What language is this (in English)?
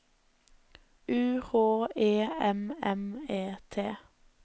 Norwegian